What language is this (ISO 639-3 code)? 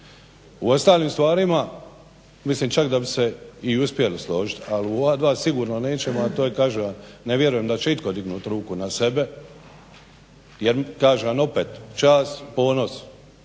hrv